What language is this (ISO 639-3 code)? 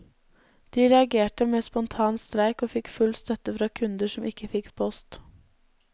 nor